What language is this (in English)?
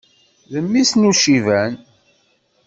Kabyle